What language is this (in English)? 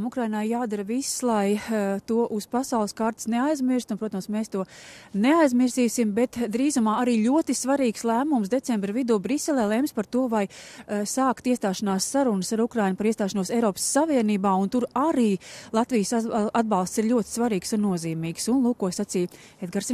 Latvian